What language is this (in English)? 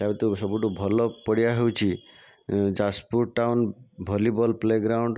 Odia